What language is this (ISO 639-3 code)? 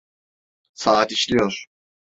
tur